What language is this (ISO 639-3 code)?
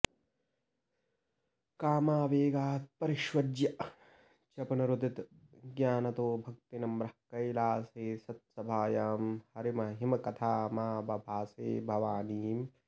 san